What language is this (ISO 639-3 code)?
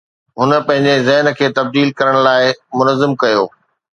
snd